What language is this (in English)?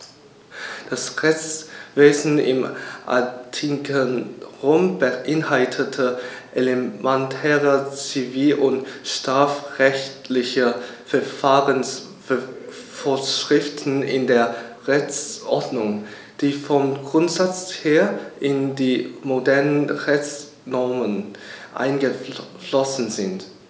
German